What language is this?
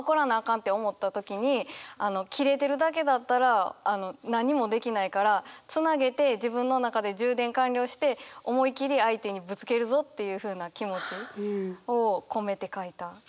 Japanese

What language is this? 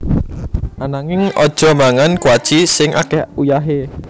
Javanese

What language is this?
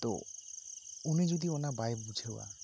Santali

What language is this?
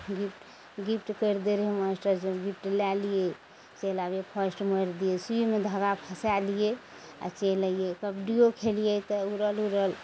Maithili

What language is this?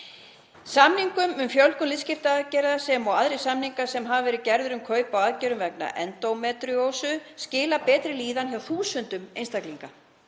Icelandic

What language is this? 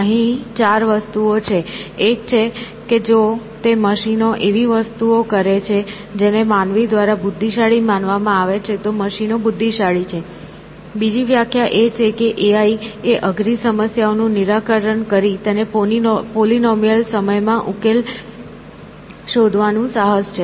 Gujarati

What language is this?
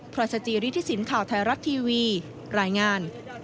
Thai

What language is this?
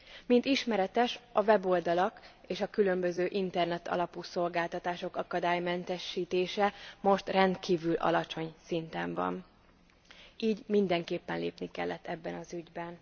Hungarian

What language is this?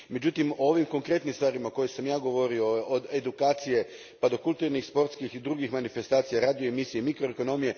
Croatian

